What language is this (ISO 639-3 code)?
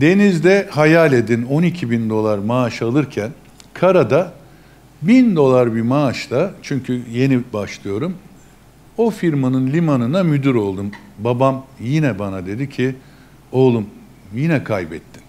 tur